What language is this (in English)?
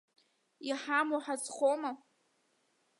Abkhazian